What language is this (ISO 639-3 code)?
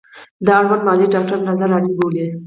pus